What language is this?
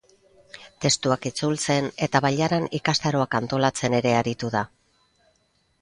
Basque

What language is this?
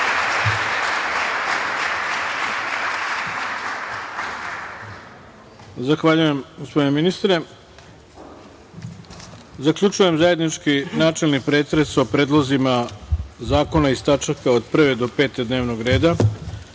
Serbian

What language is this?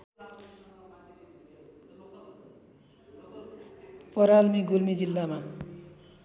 Nepali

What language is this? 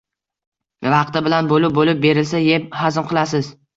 Uzbek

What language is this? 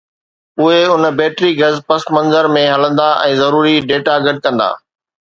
Sindhi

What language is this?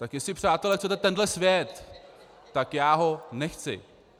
Czech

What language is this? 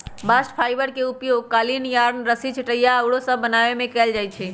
Magahi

